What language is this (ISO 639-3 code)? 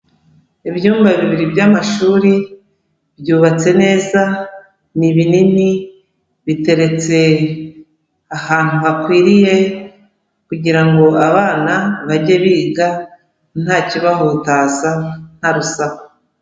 kin